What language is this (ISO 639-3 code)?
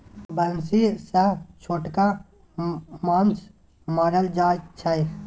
mai